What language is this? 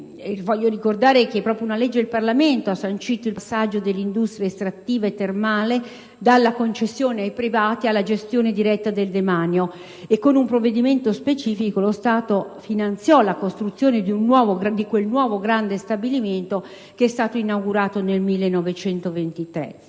Italian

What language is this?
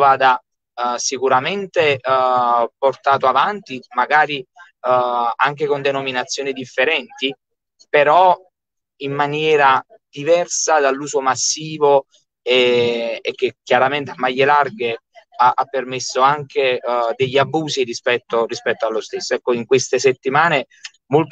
Italian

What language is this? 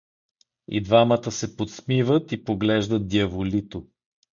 Bulgarian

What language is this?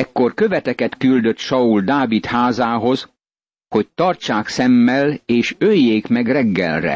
Hungarian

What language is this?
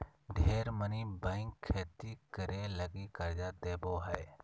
Magahi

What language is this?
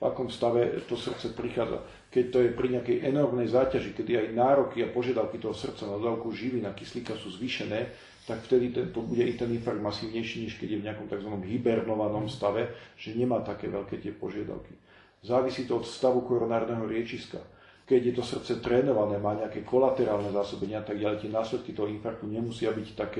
Slovak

